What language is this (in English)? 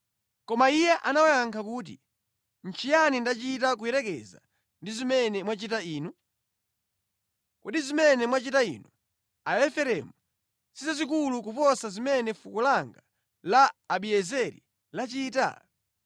Nyanja